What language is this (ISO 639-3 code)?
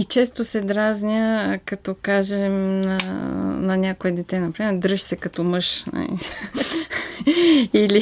bul